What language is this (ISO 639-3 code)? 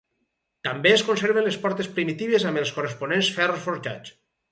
cat